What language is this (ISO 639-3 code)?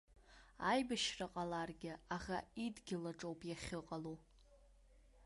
abk